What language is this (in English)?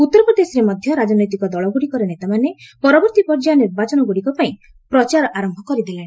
Odia